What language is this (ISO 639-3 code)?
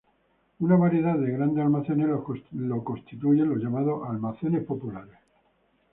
spa